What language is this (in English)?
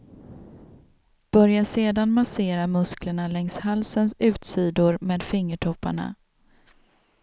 Swedish